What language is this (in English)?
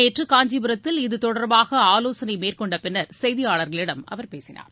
Tamil